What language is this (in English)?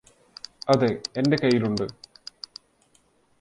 Malayalam